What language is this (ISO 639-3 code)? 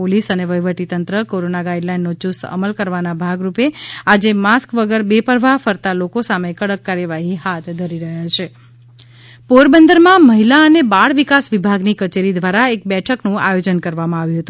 guj